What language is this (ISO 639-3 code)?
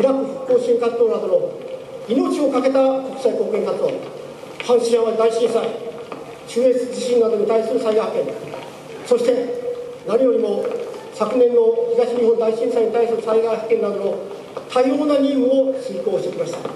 jpn